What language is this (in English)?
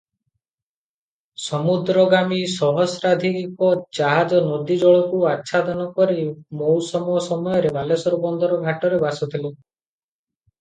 Odia